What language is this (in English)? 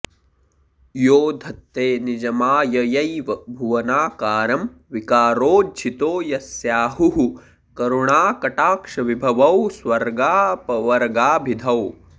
Sanskrit